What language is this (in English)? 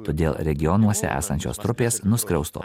Lithuanian